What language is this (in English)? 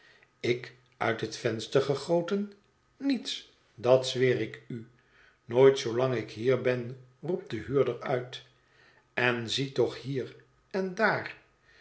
Dutch